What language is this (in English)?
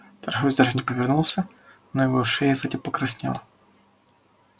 Russian